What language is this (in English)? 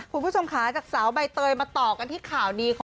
Thai